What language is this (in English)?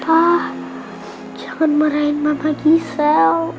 Indonesian